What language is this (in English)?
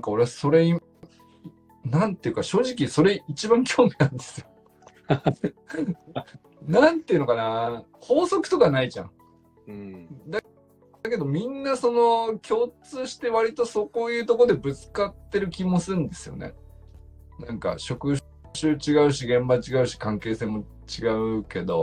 Japanese